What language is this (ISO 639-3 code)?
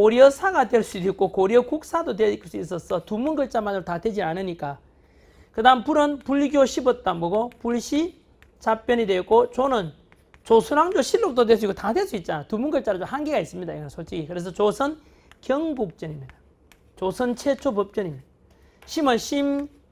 kor